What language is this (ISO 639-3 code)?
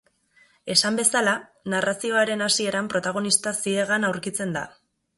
eus